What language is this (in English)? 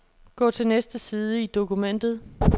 Danish